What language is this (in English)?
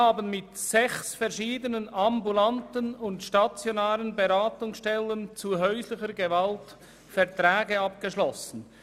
Swiss German